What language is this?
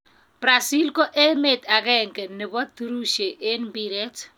Kalenjin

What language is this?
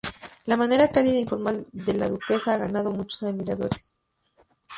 Spanish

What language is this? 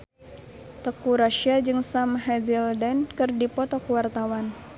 Sundanese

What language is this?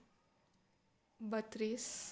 Gujarati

